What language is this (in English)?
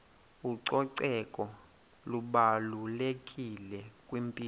Xhosa